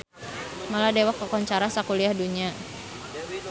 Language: Sundanese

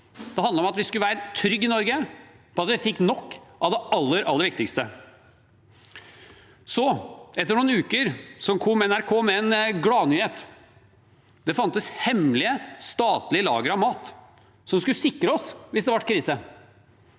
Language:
Norwegian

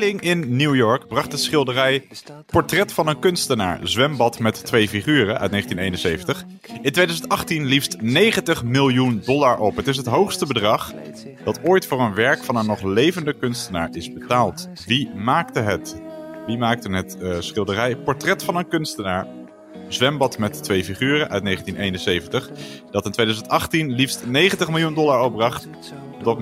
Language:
Dutch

